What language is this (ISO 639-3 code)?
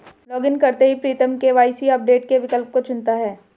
hin